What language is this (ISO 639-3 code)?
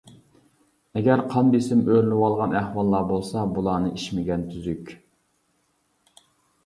uig